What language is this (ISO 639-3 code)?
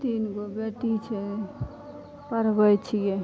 mai